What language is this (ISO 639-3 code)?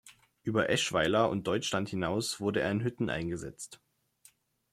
deu